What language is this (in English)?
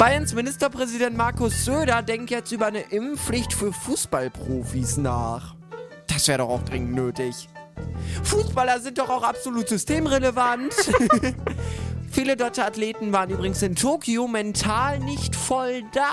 German